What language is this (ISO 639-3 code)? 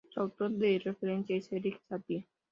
spa